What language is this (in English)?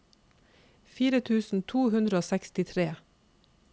Norwegian